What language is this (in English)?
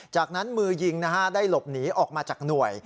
Thai